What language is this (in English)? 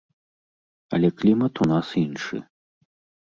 Belarusian